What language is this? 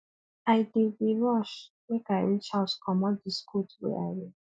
Nigerian Pidgin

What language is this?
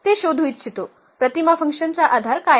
Marathi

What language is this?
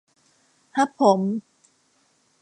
Thai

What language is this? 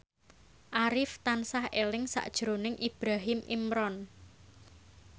Javanese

